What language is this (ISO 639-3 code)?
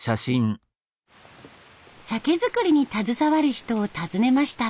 jpn